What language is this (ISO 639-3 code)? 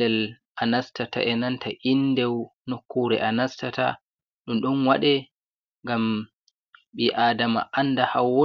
ful